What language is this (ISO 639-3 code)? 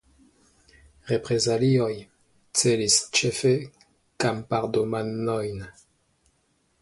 epo